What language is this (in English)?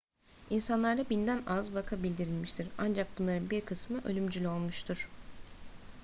Turkish